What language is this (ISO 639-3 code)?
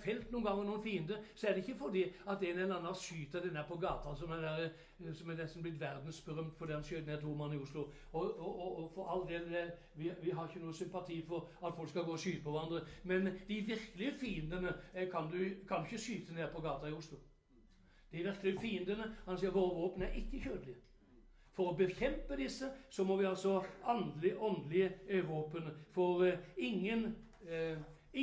nor